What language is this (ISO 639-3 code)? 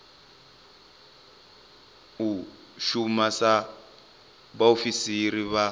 ven